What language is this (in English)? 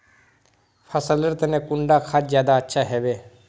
Magahi